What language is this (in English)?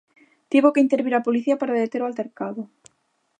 Galician